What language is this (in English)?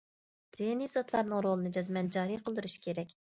Uyghur